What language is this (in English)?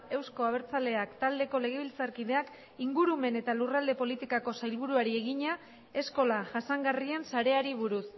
Basque